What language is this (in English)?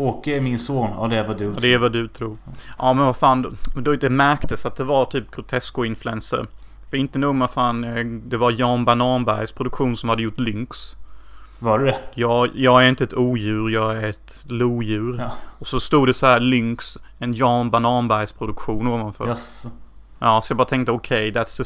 Swedish